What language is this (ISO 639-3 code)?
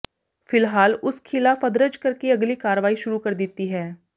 pan